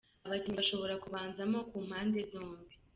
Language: Kinyarwanda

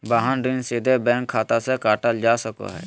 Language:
Magahi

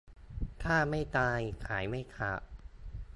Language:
Thai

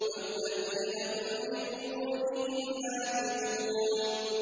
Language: Arabic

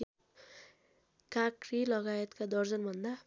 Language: Nepali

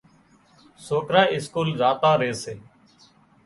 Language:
Wadiyara Koli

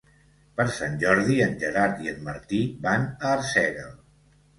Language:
Catalan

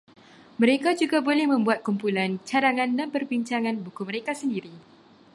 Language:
Malay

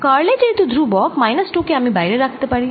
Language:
Bangla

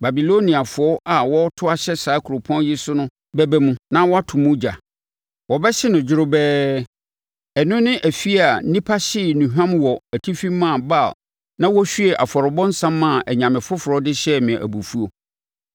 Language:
Akan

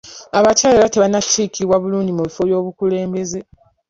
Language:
Ganda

